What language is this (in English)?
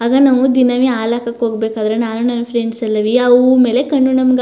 Kannada